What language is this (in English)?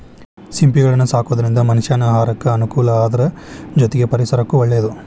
Kannada